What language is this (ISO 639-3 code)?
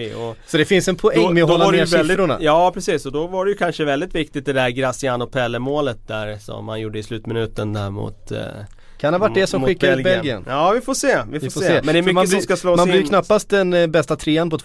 swe